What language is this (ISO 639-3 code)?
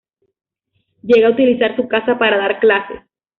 spa